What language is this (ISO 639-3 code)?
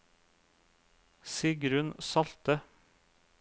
nor